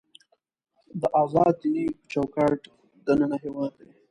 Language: Pashto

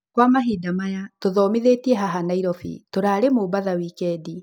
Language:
Kikuyu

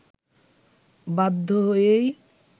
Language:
Bangla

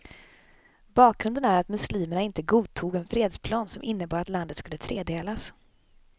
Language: Swedish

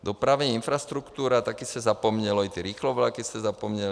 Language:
Czech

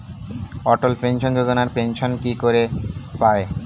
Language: Bangla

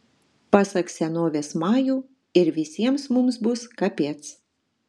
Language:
Lithuanian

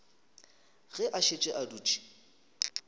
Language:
Northern Sotho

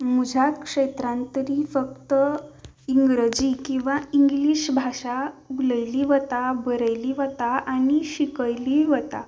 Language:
Konkani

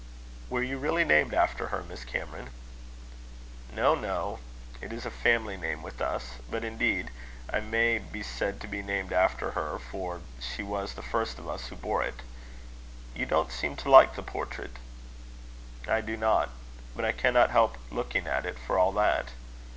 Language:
English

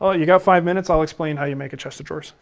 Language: English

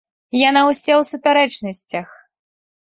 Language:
Belarusian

